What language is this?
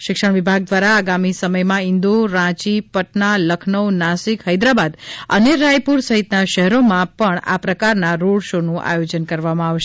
Gujarati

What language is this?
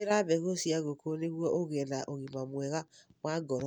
Kikuyu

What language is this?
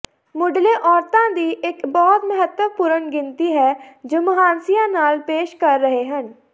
Punjabi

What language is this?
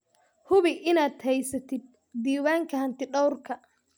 Somali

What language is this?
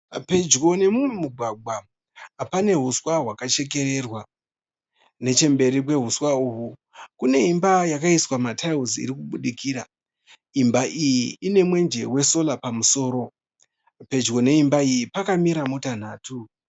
Shona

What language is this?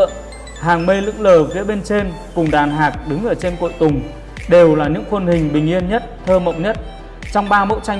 Vietnamese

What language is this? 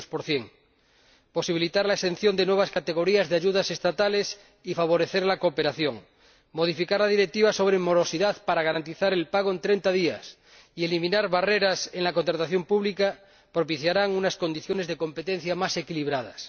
Spanish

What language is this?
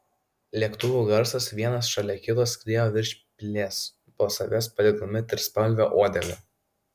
Lithuanian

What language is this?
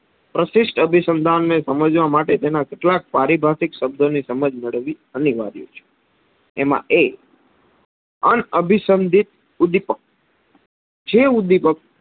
Gujarati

